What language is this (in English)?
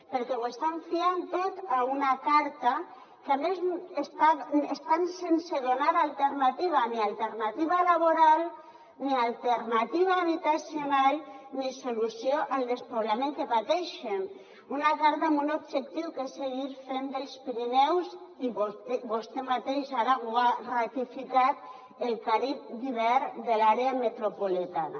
Catalan